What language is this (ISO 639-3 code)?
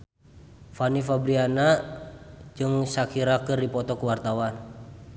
sun